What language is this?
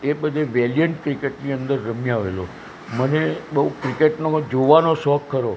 Gujarati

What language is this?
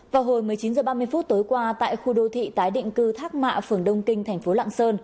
Vietnamese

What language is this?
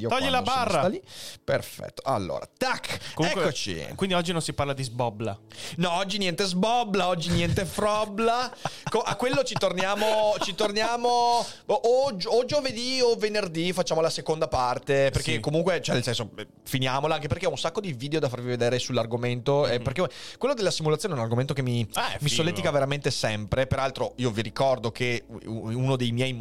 Italian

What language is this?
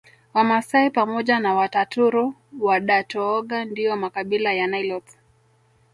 Swahili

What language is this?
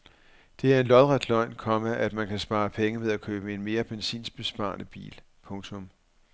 Danish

